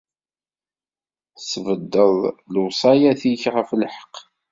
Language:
Kabyle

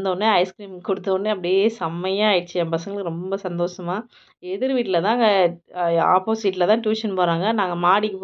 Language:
Tamil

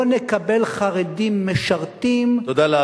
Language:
Hebrew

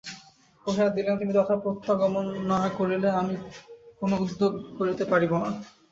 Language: Bangla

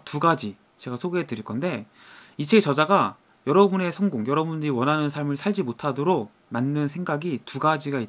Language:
Korean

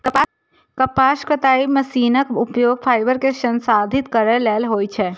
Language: Maithili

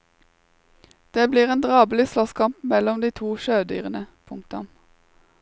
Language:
Norwegian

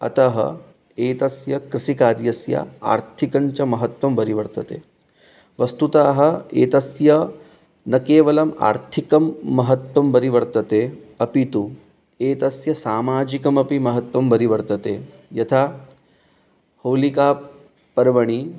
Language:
Sanskrit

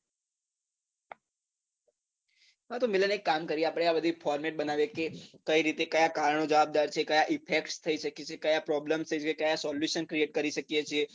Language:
Gujarati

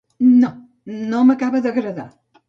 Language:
Catalan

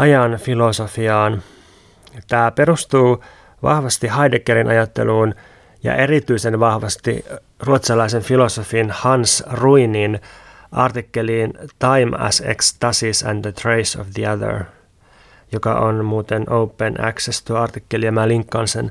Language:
Finnish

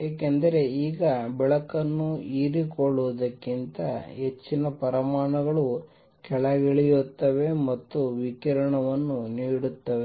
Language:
Kannada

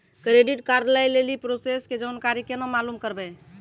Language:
Maithili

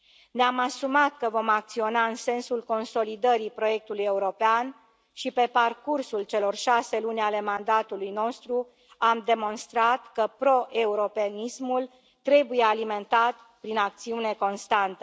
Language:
Romanian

